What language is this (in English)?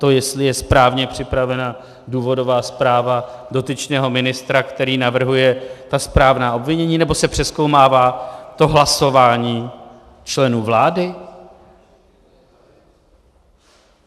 Czech